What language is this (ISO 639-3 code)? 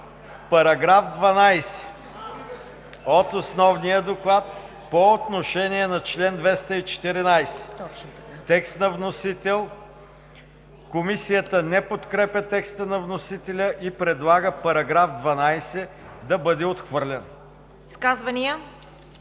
bul